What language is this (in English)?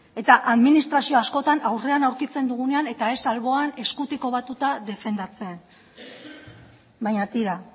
Basque